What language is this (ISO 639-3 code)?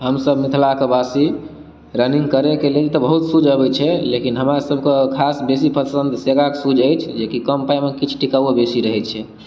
mai